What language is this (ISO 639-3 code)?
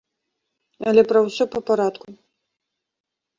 bel